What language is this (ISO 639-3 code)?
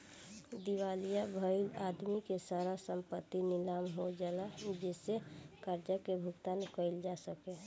bho